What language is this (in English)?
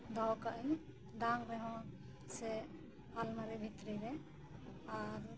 Santali